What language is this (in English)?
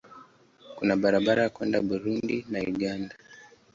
Swahili